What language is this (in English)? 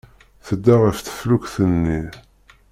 Kabyle